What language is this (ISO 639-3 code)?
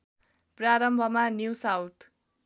nep